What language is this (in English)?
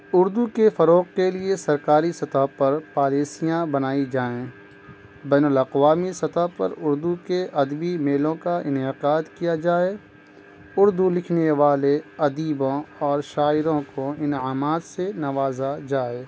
Urdu